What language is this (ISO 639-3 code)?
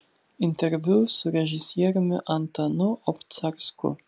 lit